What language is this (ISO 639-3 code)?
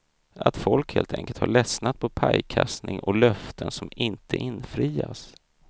swe